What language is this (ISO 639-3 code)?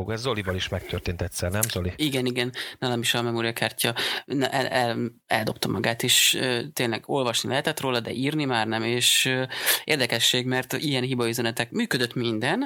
hun